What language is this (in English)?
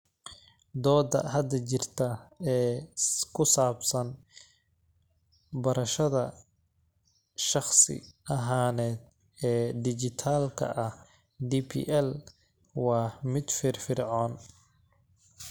Somali